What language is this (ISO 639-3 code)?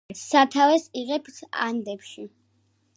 kat